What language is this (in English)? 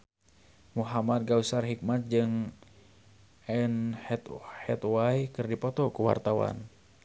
Sundanese